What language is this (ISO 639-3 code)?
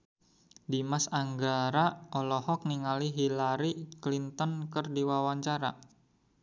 sun